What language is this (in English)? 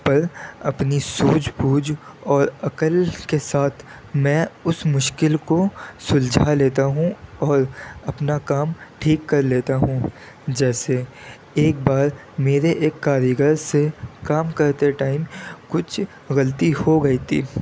Urdu